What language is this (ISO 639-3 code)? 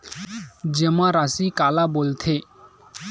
hne